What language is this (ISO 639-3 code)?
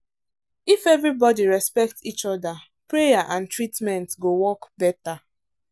pcm